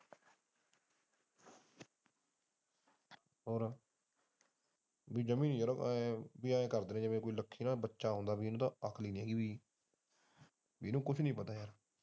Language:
Punjabi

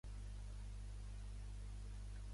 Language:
Catalan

